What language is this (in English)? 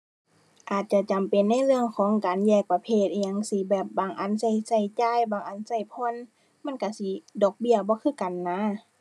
Thai